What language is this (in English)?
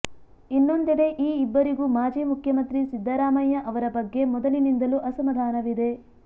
Kannada